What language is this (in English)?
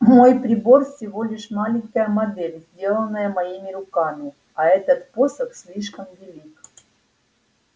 Russian